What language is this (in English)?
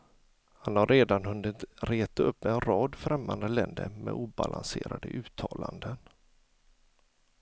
Swedish